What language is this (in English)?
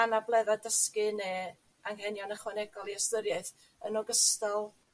Welsh